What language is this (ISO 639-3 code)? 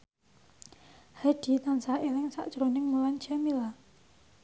jav